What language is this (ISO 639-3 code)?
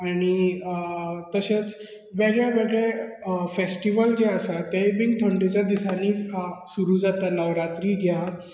kok